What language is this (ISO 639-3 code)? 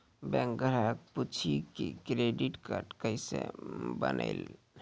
mai